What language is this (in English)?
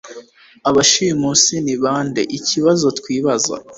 Kinyarwanda